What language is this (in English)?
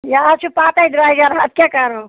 Kashmiri